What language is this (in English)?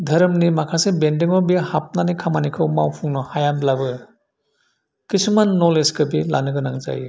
Bodo